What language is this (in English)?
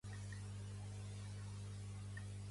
Catalan